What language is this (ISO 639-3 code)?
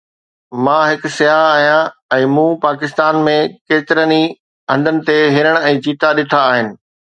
snd